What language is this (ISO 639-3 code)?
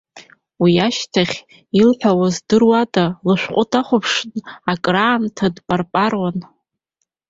abk